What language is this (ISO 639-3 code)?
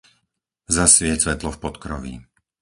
slk